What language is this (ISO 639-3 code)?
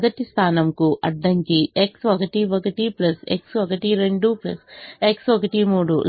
tel